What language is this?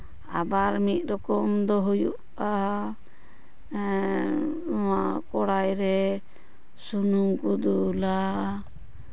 Santali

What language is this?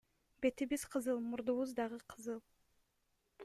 Kyrgyz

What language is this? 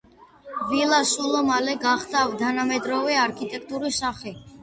Georgian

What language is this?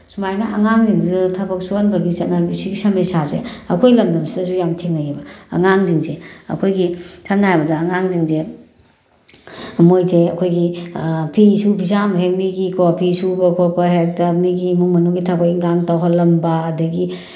Manipuri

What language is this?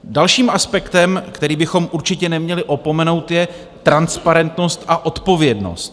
Czech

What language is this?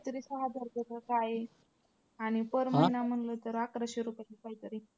Marathi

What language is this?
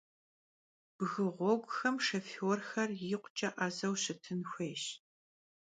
Kabardian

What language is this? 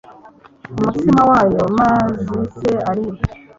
Kinyarwanda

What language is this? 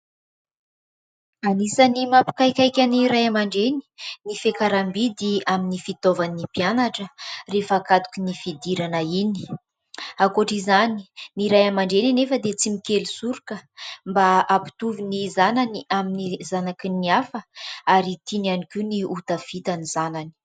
Malagasy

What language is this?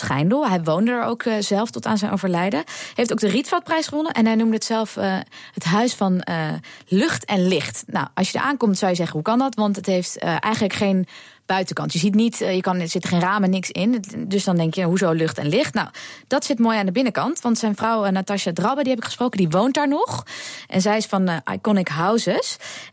Dutch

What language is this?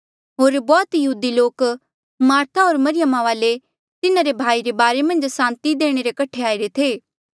Mandeali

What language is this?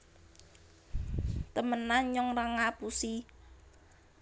Javanese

